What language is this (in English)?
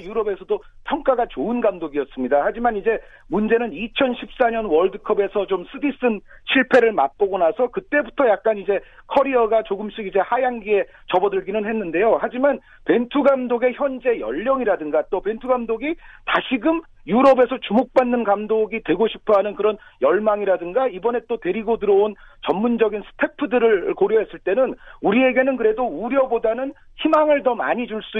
Korean